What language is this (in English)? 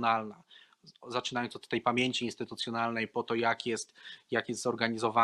Polish